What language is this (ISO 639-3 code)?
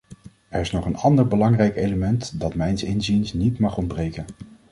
nld